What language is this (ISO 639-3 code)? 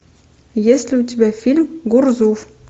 rus